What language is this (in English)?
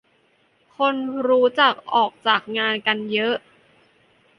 Thai